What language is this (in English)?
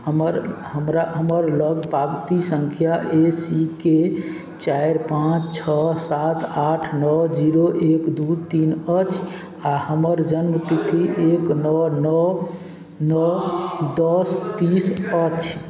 Maithili